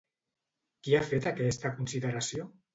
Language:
Catalan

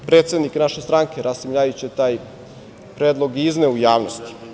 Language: Serbian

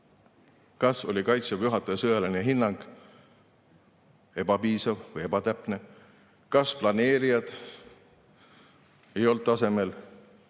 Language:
Estonian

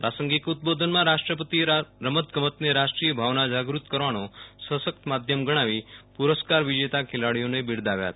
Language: Gujarati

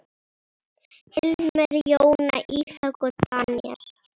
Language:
Icelandic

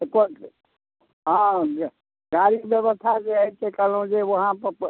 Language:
Maithili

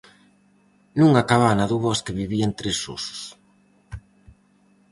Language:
Galician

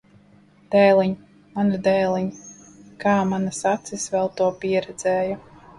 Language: Latvian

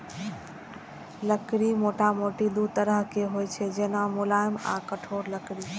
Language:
Maithili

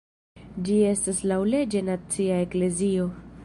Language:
Esperanto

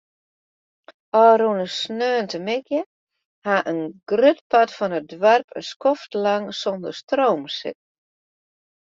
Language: Western Frisian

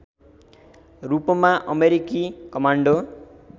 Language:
Nepali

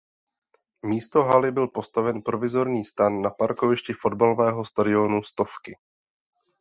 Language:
Czech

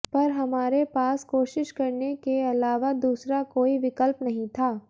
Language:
Hindi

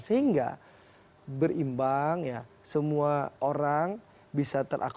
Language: Indonesian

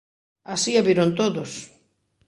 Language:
Galician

